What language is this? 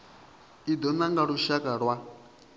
Venda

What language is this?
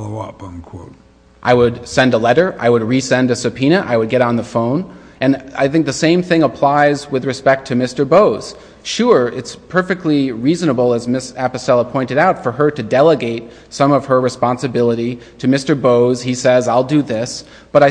English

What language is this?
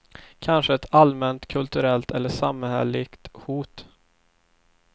Swedish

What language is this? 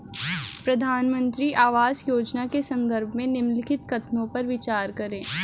Hindi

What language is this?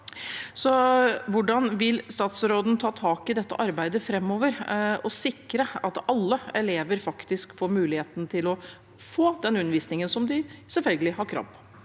Norwegian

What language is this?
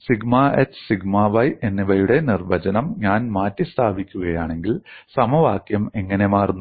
Malayalam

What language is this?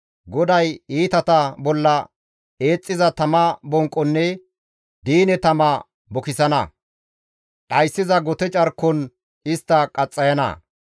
Gamo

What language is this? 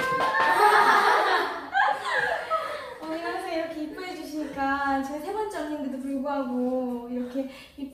Korean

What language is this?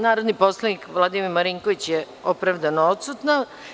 Serbian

